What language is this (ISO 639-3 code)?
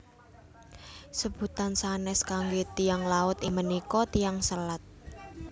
jav